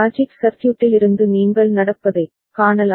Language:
Tamil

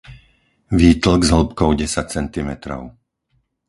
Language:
Slovak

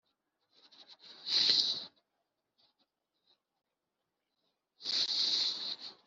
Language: Kinyarwanda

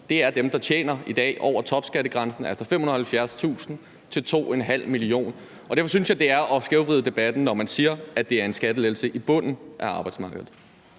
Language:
Danish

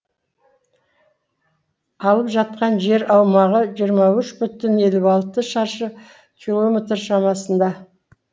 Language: Kazakh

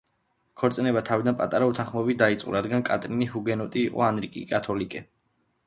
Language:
Georgian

